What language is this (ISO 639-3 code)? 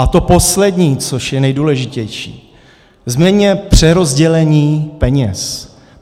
ces